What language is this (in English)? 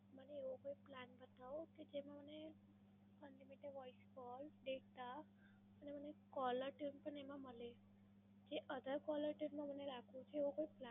Gujarati